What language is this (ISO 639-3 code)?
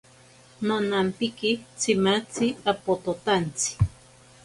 prq